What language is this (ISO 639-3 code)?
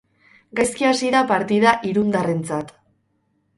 eus